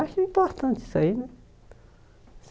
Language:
Portuguese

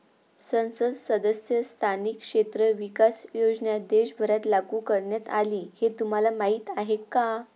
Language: Marathi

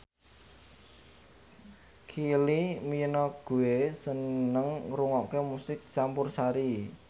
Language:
Javanese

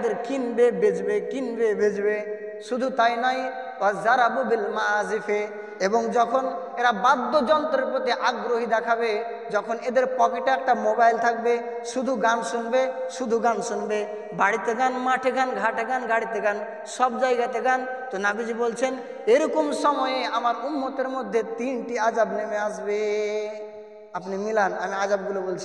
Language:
Arabic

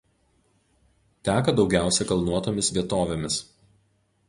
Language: Lithuanian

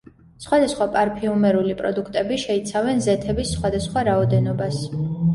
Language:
Georgian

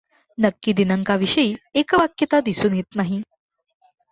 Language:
Marathi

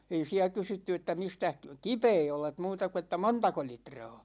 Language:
Finnish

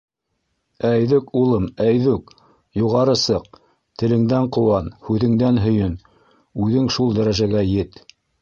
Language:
Bashkir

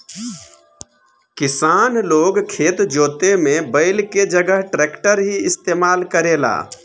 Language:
Bhojpuri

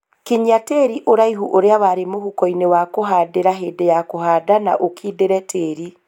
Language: Kikuyu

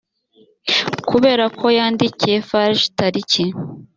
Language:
Kinyarwanda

